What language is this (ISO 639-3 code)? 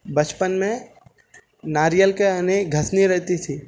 urd